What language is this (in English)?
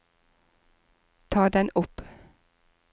Norwegian